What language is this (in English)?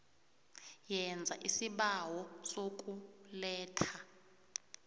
South Ndebele